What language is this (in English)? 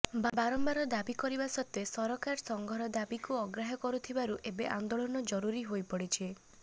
Odia